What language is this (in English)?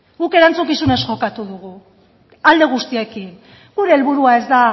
Basque